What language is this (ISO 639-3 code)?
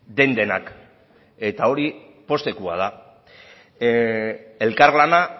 eus